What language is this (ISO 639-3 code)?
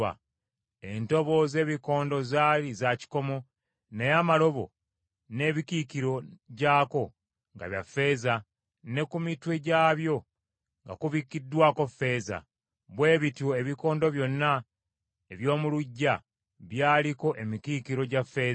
lug